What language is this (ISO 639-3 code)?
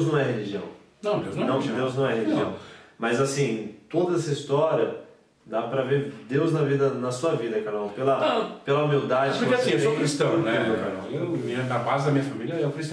por